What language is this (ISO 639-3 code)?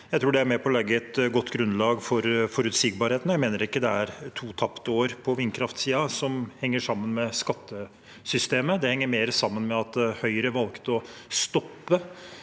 nor